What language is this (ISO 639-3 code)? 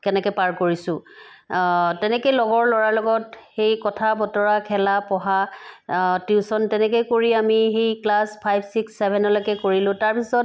asm